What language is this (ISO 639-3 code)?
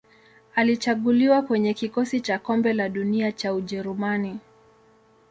swa